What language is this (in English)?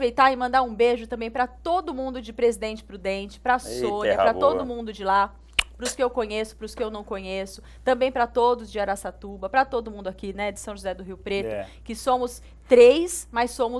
Portuguese